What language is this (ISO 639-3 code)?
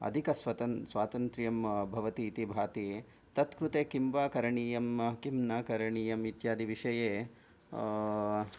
san